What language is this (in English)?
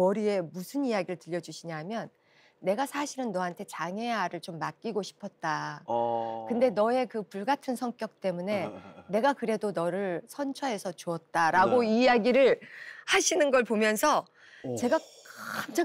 Korean